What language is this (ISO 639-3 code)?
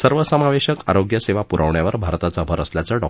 mar